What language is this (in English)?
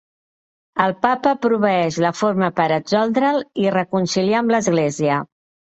Catalan